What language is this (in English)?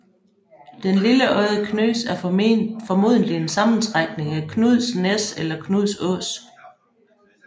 Danish